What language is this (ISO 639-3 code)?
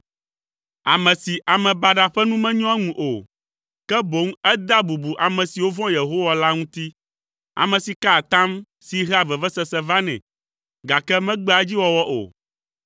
ewe